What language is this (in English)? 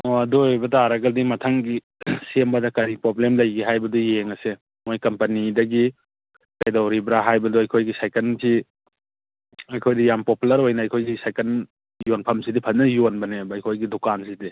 Manipuri